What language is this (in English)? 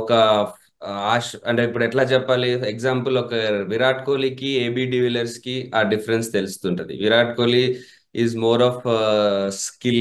Telugu